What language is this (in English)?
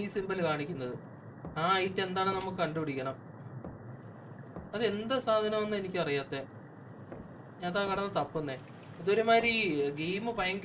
Hindi